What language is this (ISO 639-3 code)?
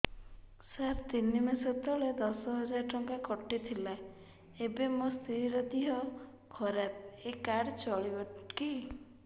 ori